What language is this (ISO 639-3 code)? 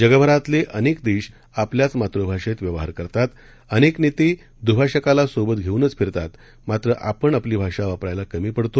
mar